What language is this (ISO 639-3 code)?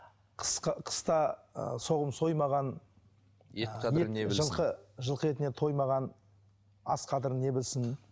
kaz